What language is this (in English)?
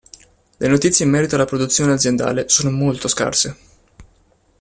Italian